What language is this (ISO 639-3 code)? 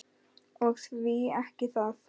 isl